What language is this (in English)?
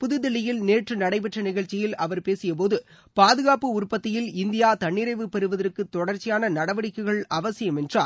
Tamil